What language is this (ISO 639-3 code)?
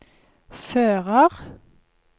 nor